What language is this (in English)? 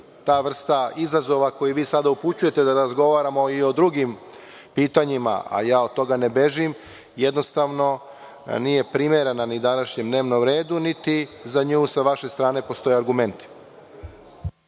Serbian